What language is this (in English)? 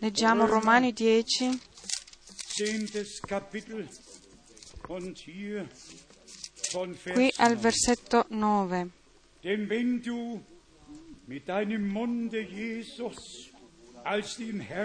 Italian